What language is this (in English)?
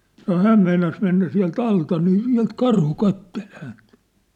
Finnish